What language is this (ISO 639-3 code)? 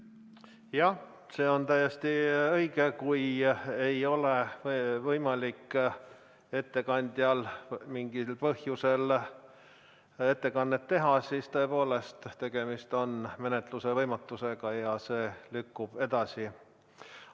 est